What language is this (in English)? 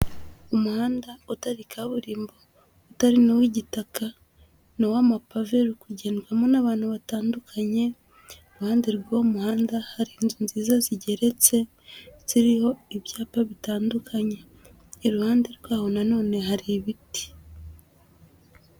Kinyarwanda